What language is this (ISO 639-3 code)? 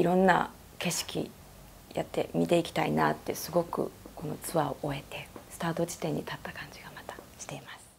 jpn